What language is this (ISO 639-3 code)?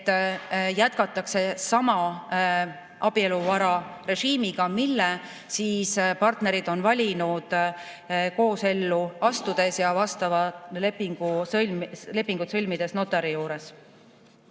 est